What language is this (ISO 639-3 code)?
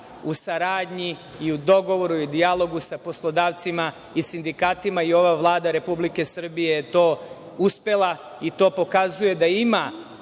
srp